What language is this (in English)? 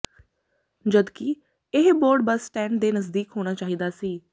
Punjabi